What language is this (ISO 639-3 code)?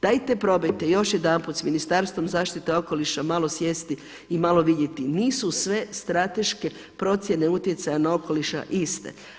hrv